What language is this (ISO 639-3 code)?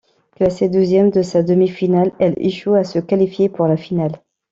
fra